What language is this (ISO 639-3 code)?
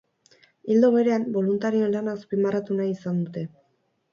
eus